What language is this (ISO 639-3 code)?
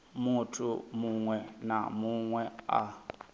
ven